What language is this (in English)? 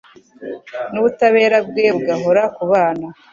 Kinyarwanda